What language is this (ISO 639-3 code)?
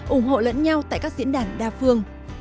vie